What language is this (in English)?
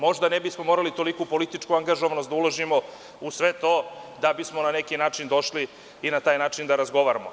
Serbian